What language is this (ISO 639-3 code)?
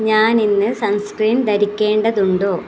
mal